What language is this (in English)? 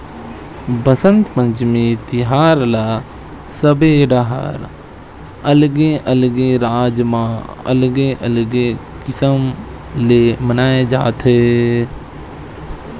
Chhattisgarhi